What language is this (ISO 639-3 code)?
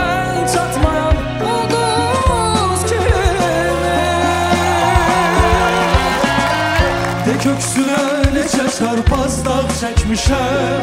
tur